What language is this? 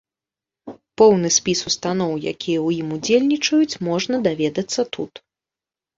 Belarusian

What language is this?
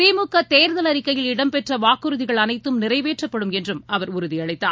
Tamil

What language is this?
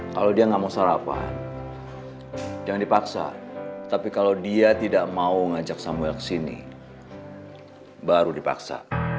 Indonesian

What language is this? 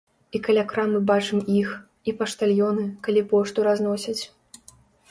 Belarusian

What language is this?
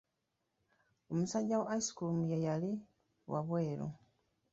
Ganda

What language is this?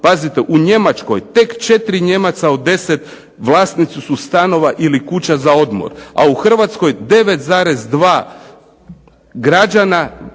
Croatian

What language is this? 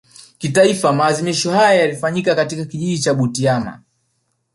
Swahili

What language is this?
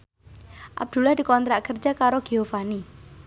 Javanese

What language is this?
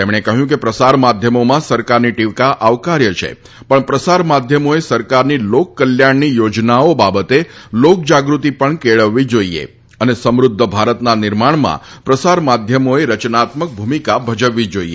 Gujarati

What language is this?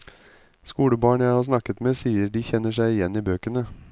Norwegian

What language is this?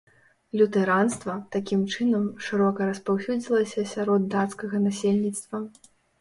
Belarusian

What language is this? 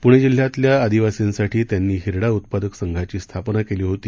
Marathi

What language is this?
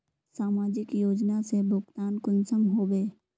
Magahi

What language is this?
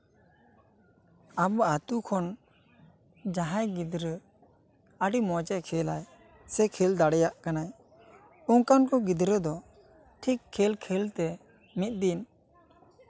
Santali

